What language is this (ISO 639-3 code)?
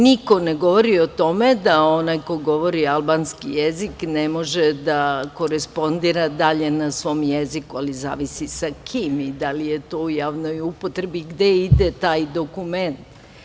srp